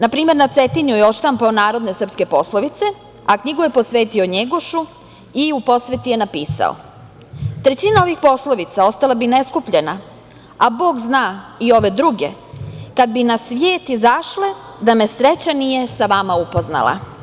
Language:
Serbian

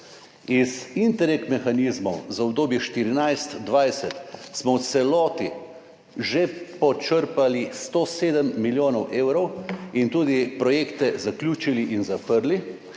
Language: Slovenian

